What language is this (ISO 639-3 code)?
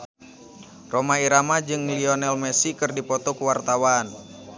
sun